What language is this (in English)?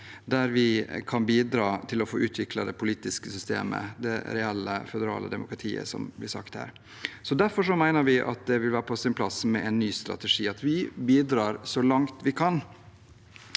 Norwegian